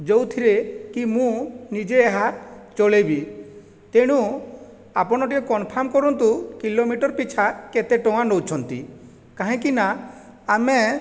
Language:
Odia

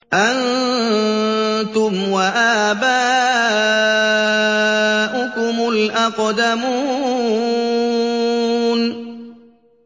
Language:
Arabic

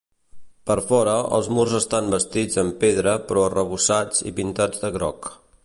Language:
Catalan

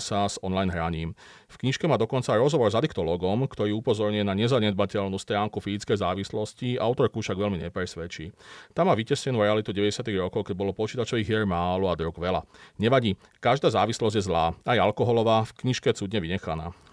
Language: Slovak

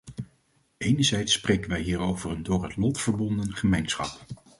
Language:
Dutch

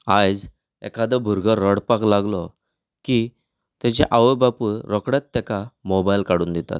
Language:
Konkani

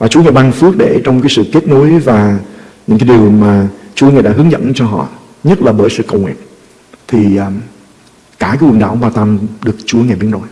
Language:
Vietnamese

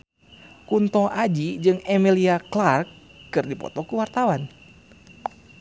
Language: Sundanese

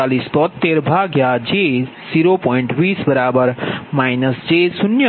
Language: Gujarati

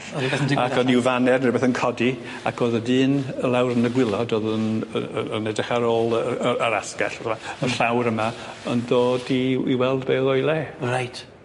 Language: Welsh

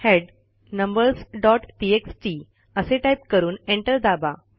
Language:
Marathi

